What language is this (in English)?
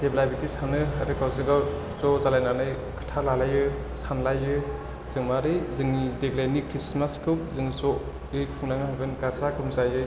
Bodo